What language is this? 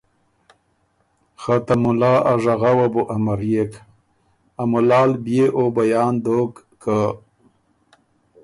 Ormuri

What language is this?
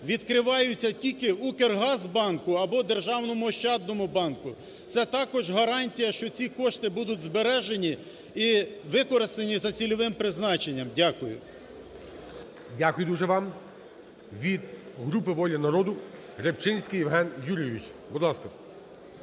Ukrainian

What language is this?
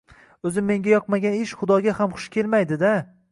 Uzbek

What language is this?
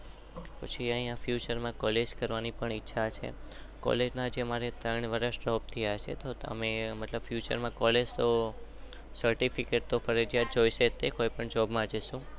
Gujarati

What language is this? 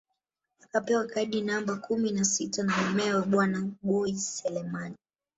Swahili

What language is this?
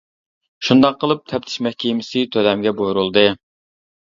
Uyghur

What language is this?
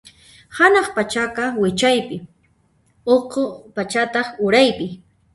Puno Quechua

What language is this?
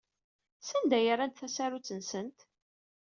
Kabyle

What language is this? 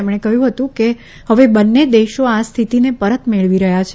Gujarati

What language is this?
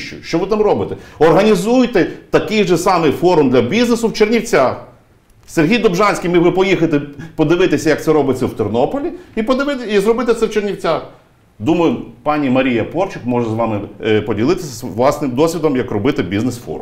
Ukrainian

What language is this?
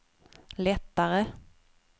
Swedish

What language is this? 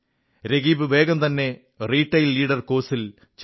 Malayalam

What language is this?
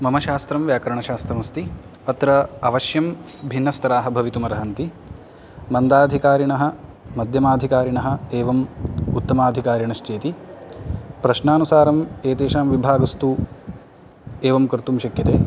Sanskrit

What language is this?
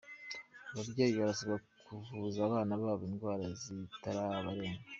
Kinyarwanda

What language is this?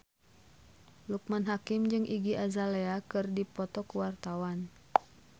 Sundanese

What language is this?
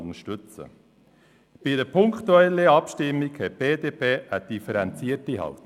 Swiss German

